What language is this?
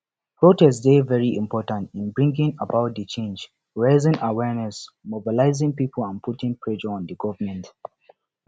Nigerian Pidgin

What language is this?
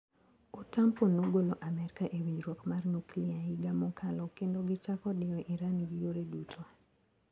Luo (Kenya and Tanzania)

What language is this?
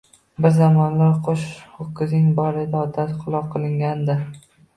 Uzbek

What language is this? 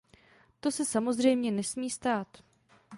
Czech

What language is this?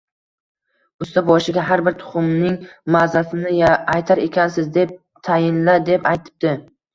Uzbek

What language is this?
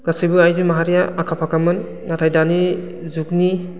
Bodo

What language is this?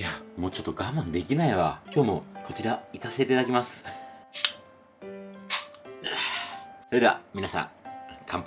Japanese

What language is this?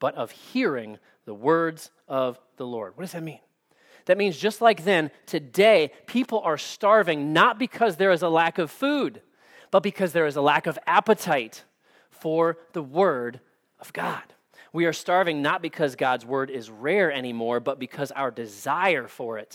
English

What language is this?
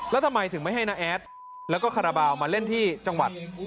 Thai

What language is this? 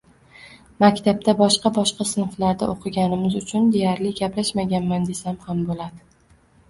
Uzbek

